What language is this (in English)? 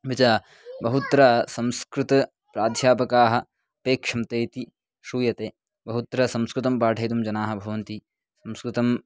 Sanskrit